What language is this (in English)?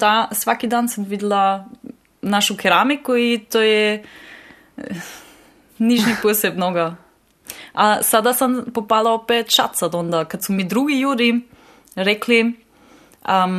Croatian